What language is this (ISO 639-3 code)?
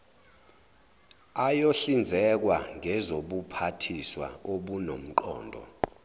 zul